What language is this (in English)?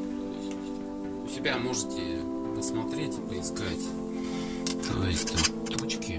Russian